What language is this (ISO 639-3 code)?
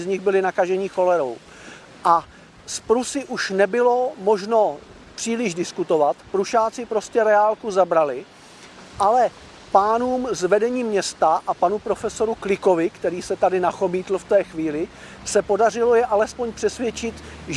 ces